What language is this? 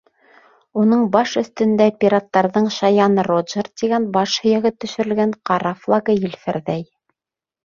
Bashkir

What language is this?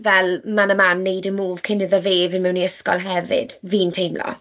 Welsh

